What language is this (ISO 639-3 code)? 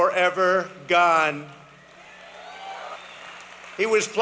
ind